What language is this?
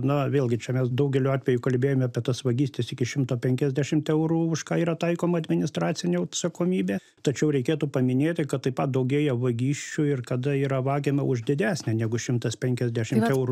Lithuanian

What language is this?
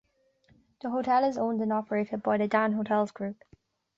English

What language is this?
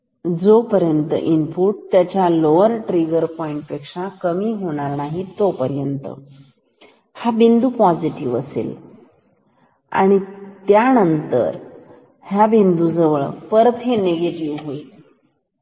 Marathi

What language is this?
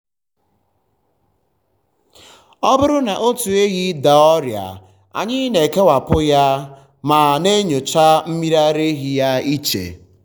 Igbo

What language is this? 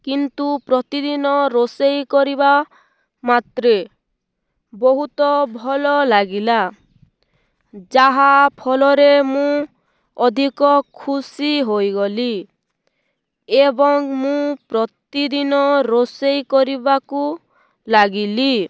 Odia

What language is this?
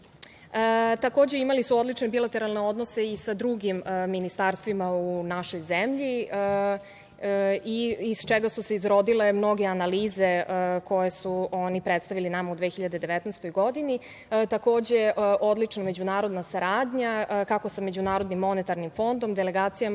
Serbian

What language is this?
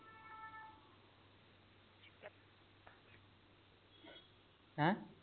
Punjabi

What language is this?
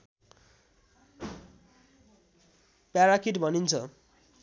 Nepali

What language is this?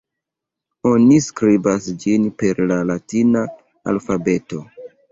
Esperanto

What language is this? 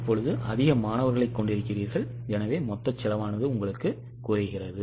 Tamil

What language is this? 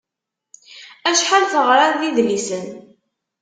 Kabyle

